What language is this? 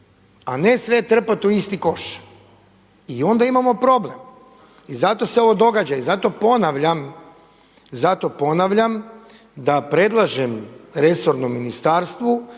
Croatian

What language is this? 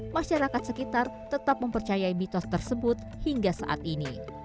Indonesian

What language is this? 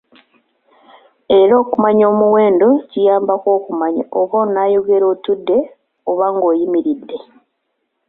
Ganda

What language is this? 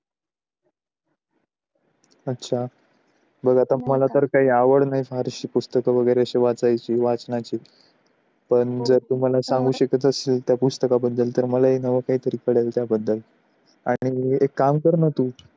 Marathi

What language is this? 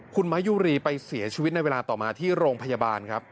Thai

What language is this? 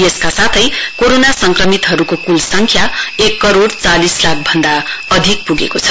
Nepali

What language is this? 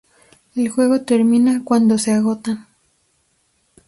Spanish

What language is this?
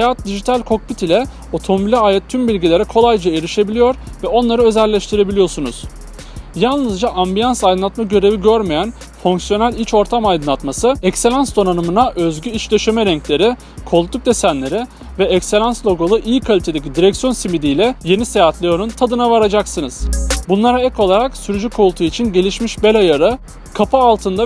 Turkish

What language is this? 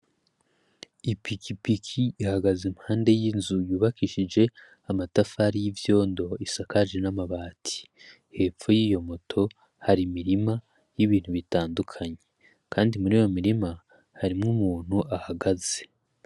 Rundi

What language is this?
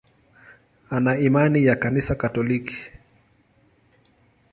Swahili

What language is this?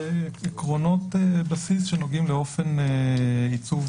Hebrew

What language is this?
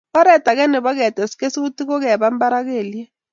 Kalenjin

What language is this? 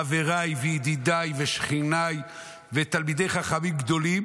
Hebrew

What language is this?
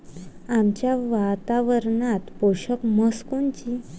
Marathi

